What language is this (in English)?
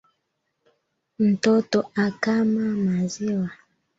Swahili